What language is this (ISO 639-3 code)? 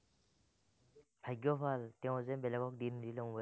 asm